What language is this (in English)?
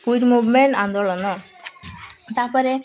Odia